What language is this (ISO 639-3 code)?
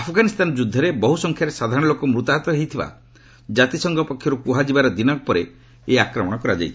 ori